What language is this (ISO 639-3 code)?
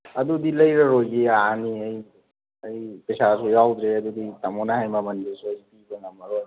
mni